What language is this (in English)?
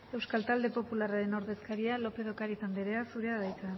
Basque